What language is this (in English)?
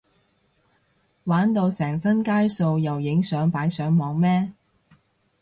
Cantonese